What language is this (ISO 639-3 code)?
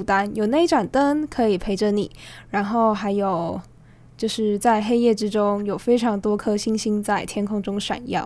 zho